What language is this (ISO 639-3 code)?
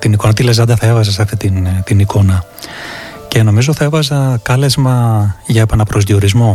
ell